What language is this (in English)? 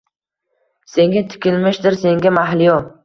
Uzbek